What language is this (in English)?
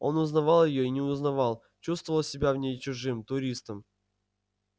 Russian